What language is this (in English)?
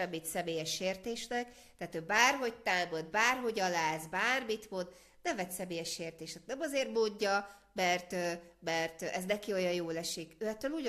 Hungarian